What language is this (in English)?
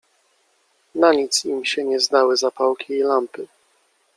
Polish